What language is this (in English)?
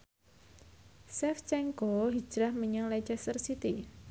Javanese